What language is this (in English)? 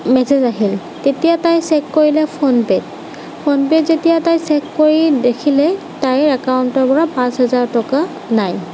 Assamese